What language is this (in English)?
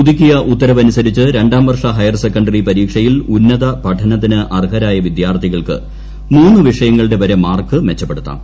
Malayalam